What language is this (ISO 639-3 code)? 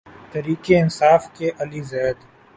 urd